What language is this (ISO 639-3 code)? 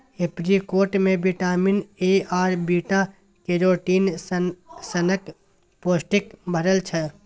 mai